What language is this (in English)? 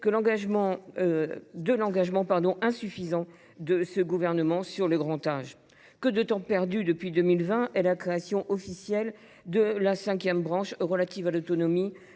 French